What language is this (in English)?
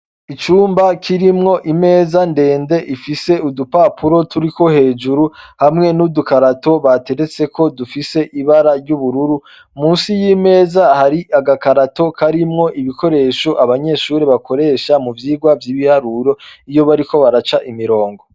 Rundi